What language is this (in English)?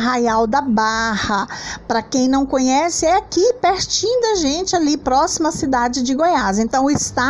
Portuguese